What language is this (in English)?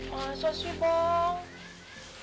Indonesian